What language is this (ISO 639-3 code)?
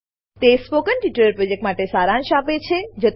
guj